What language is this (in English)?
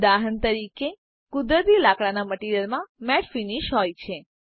Gujarati